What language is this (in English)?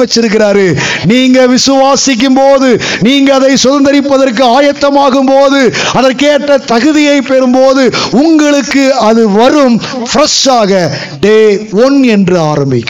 Tamil